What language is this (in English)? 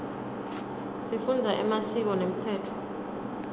Swati